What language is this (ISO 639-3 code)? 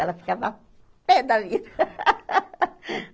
por